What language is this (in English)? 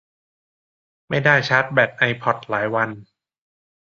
Thai